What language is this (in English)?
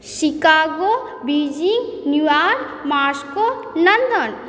Maithili